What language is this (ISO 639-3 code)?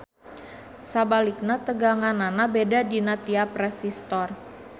sun